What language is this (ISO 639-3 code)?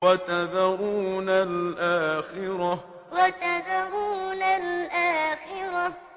ara